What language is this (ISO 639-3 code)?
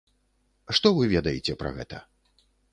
bel